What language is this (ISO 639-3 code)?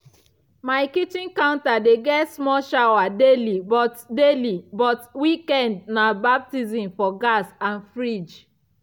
pcm